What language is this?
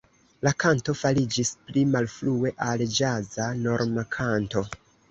Esperanto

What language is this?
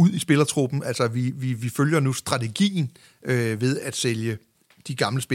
Danish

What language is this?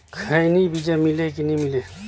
Chhattisgarhi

